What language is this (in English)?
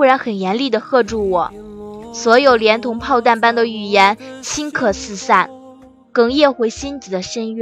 Chinese